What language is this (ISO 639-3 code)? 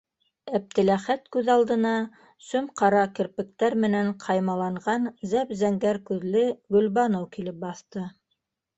bak